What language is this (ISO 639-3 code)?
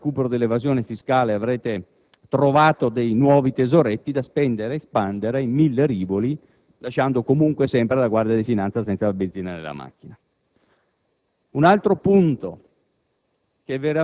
ita